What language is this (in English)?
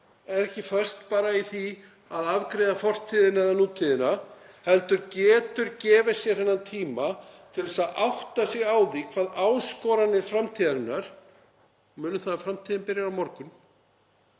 Icelandic